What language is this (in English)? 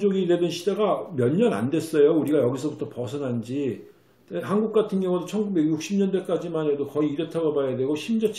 Korean